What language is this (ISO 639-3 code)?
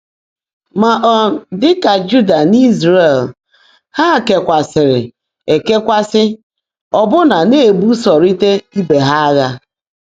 ibo